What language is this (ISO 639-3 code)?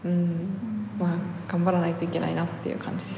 jpn